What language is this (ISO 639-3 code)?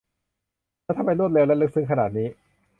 tha